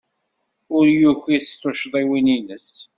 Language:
Kabyle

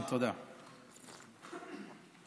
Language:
Hebrew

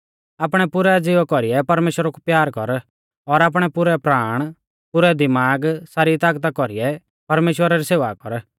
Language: Mahasu Pahari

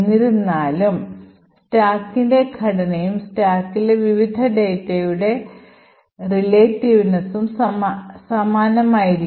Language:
Malayalam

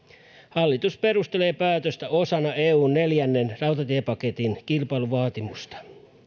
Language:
Finnish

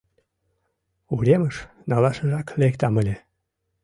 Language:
Mari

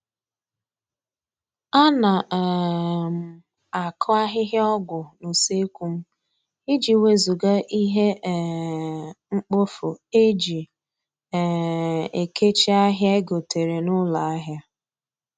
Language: Igbo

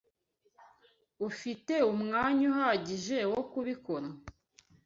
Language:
Kinyarwanda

